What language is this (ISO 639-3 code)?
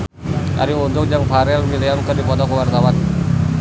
sun